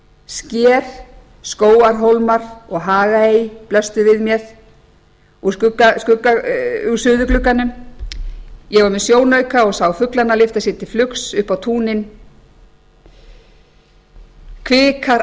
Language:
Icelandic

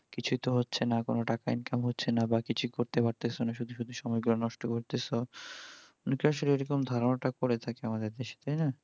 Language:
Bangla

